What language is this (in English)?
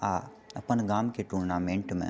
Maithili